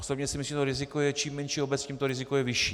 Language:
Czech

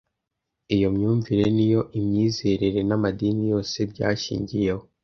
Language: Kinyarwanda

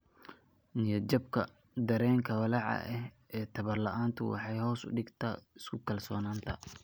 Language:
Somali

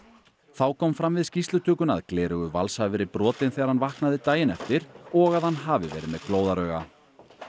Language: Icelandic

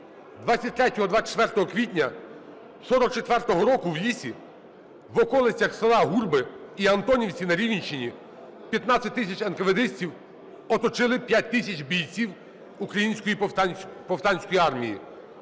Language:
Ukrainian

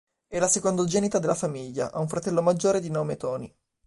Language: Italian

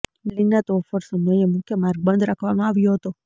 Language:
Gujarati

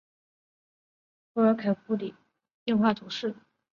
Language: Chinese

